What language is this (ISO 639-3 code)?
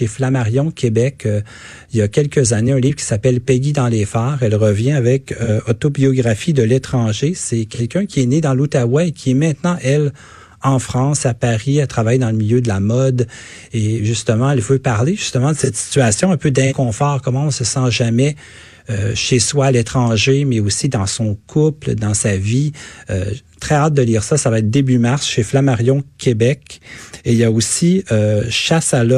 fra